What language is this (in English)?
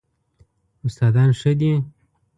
Pashto